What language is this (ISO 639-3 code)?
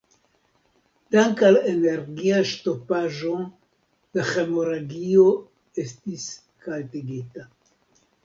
epo